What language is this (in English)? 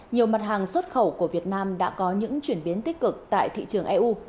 Vietnamese